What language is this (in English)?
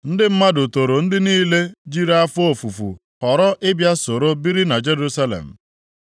Igbo